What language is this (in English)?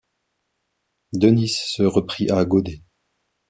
French